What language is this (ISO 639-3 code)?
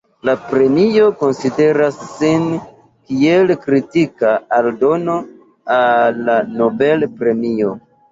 epo